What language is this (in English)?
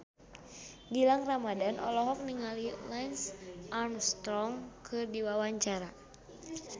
Sundanese